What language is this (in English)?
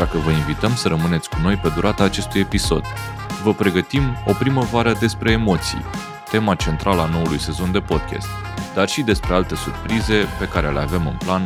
Romanian